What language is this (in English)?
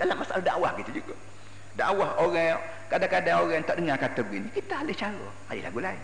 Malay